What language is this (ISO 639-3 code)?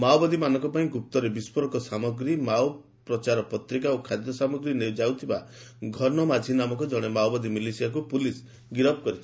ori